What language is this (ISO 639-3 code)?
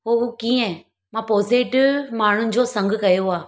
snd